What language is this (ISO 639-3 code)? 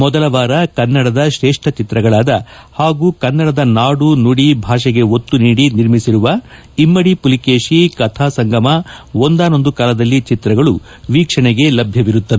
kan